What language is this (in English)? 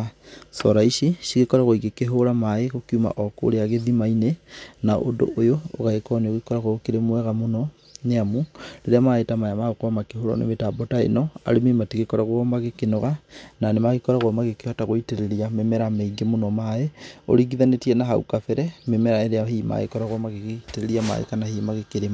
Kikuyu